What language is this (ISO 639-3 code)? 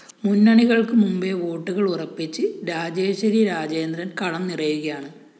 mal